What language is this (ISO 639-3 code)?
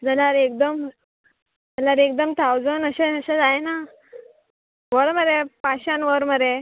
kok